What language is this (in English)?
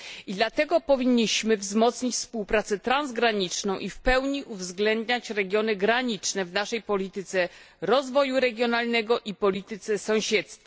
Polish